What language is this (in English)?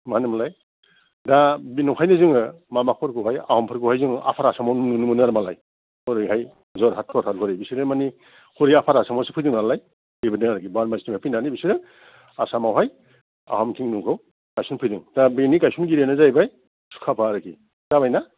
Bodo